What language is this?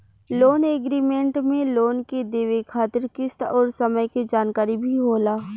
Bhojpuri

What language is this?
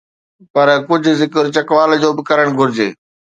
Sindhi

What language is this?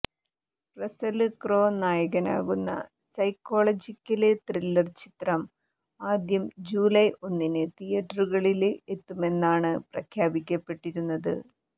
Malayalam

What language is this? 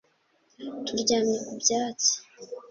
Kinyarwanda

